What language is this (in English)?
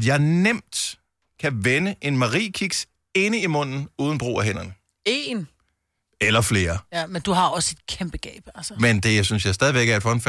Danish